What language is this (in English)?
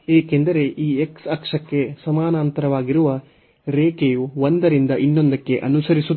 Kannada